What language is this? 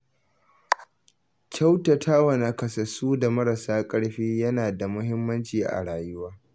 Hausa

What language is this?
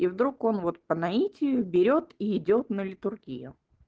Russian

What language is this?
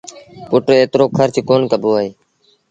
Sindhi Bhil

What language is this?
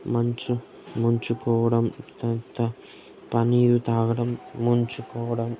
Telugu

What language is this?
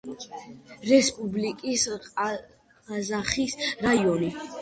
Georgian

